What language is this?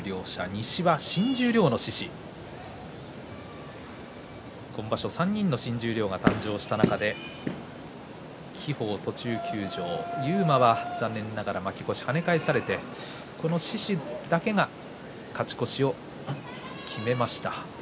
Japanese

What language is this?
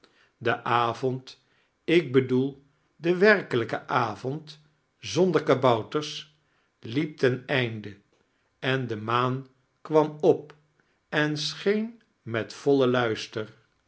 Dutch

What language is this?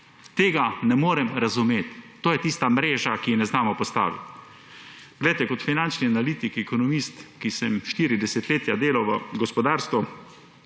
Slovenian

